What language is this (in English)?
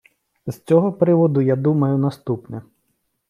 Ukrainian